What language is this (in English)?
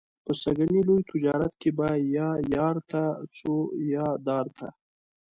Pashto